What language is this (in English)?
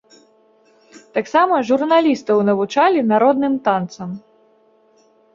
Belarusian